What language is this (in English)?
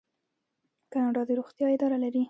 Pashto